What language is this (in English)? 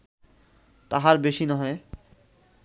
Bangla